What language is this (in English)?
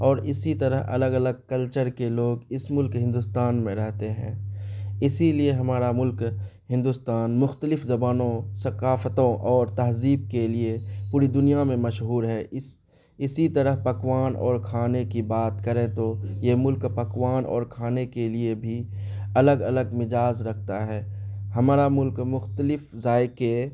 Urdu